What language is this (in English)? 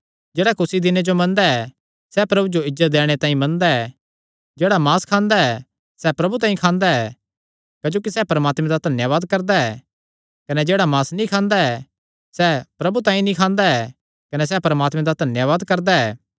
Kangri